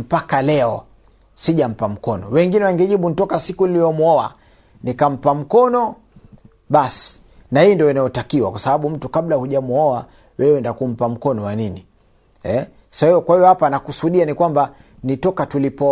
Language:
Swahili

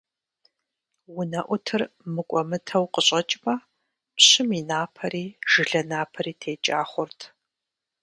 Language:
Kabardian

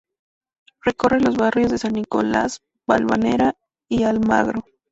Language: Spanish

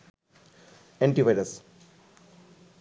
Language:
Bangla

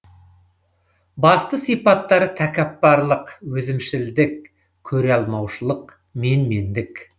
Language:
Kazakh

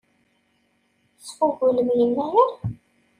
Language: Kabyle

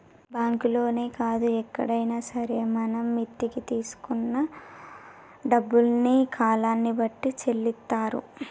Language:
Telugu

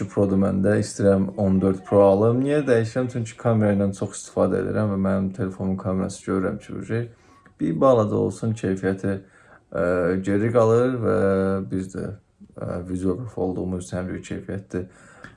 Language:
Turkish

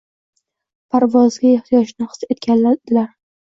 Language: Uzbek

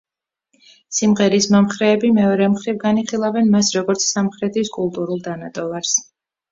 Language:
Georgian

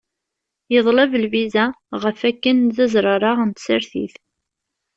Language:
Kabyle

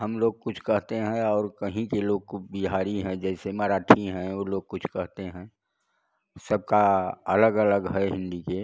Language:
Hindi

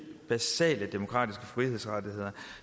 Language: Danish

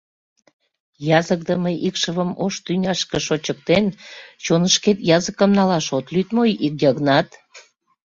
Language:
Mari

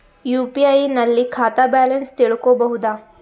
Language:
Kannada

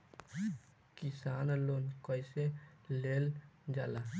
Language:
Bhojpuri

